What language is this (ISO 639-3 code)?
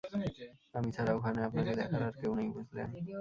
ben